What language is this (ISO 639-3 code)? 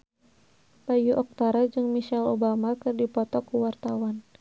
sun